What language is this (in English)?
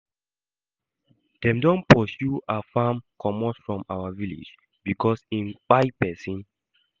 Nigerian Pidgin